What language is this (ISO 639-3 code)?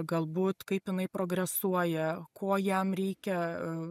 lit